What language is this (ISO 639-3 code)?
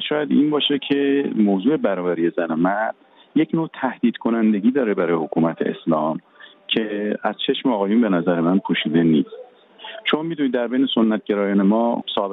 fas